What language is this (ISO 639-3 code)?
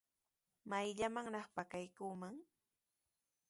qws